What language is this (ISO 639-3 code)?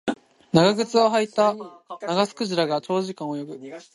jpn